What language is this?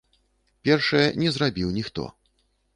Belarusian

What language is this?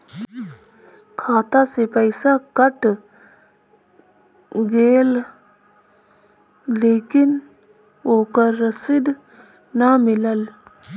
Bhojpuri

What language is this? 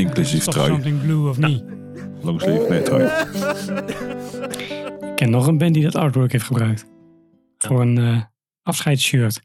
Dutch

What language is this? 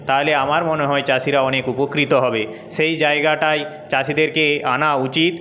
Bangla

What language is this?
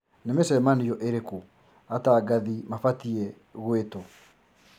Kikuyu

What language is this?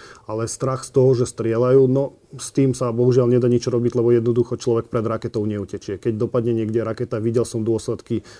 Slovak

